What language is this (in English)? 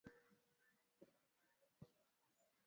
Swahili